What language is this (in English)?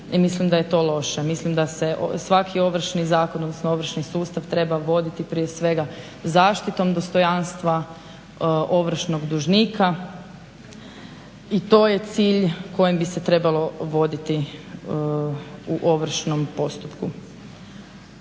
Croatian